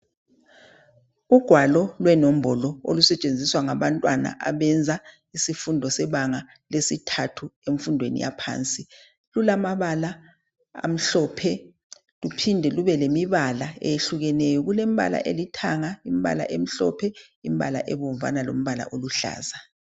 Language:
North Ndebele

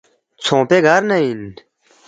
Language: Balti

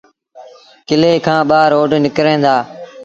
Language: Sindhi Bhil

